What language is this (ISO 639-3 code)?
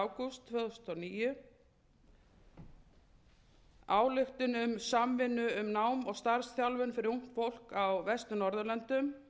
isl